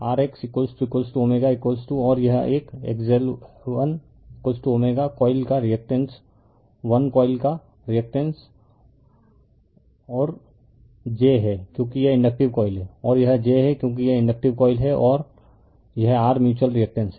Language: Hindi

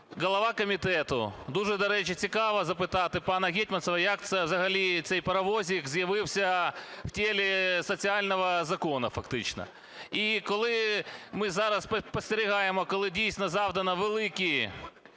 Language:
Ukrainian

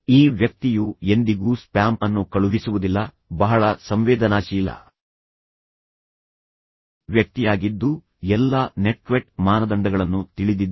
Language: Kannada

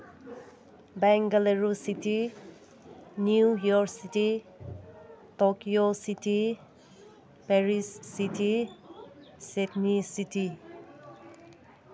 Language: Manipuri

